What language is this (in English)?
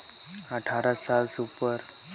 Chhattisgarhi